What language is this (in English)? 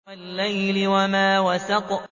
Arabic